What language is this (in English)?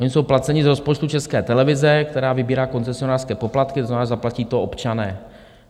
Czech